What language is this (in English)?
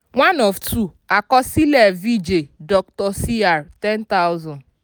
Yoruba